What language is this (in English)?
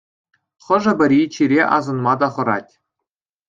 Chuvash